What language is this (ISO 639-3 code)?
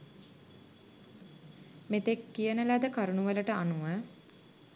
sin